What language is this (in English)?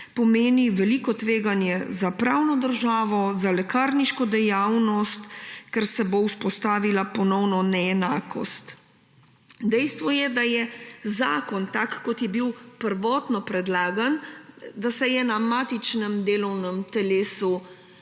Slovenian